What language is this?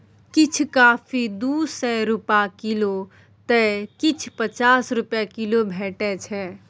Maithili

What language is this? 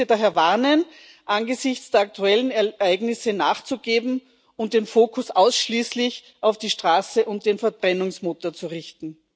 German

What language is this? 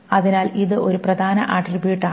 Malayalam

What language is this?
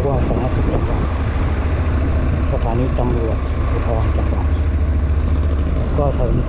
Thai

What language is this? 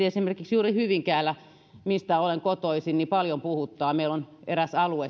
Finnish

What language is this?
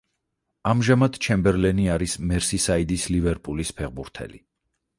Georgian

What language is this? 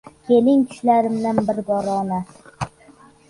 Uzbek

